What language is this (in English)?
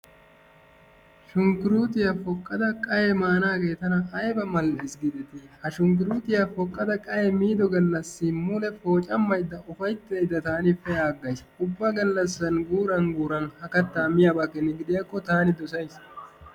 Wolaytta